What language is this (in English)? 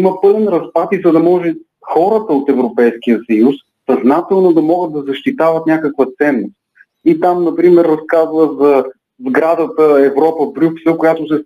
Bulgarian